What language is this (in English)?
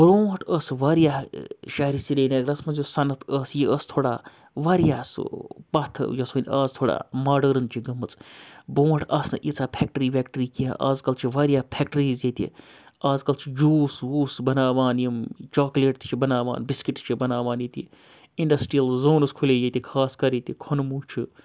Kashmiri